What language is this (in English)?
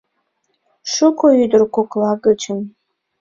Mari